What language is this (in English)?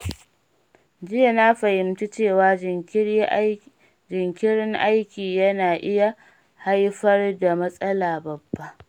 Hausa